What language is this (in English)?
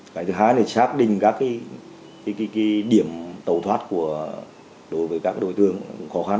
Vietnamese